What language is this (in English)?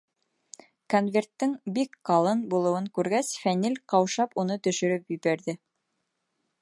Bashkir